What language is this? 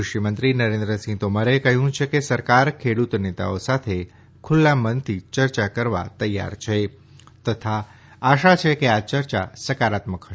Gujarati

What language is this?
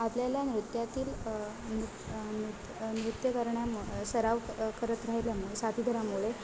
Marathi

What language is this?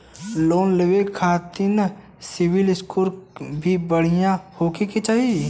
Bhojpuri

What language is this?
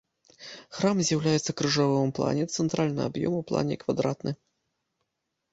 Belarusian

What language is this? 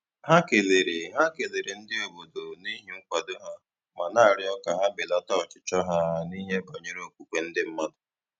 Igbo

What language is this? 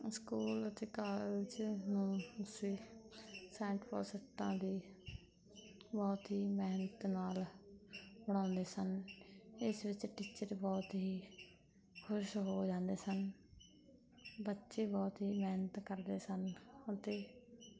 Punjabi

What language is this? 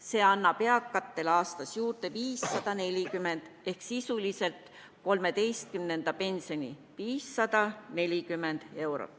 Estonian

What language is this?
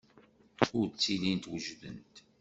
Kabyle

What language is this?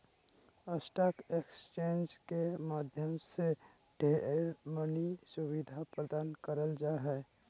Magahi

